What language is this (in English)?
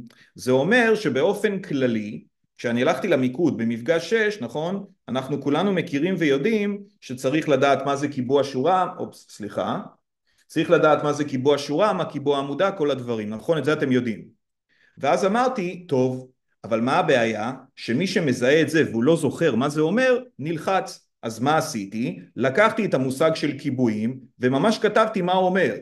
Hebrew